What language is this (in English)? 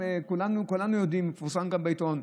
Hebrew